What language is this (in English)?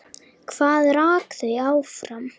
Icelandic